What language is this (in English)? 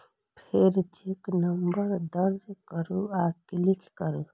Maithili